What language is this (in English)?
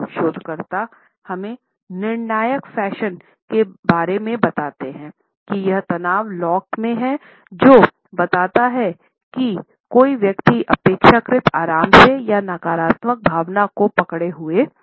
Hindi